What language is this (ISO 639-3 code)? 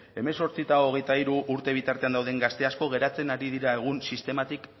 eus